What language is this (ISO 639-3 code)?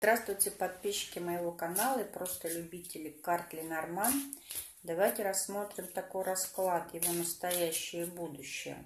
rus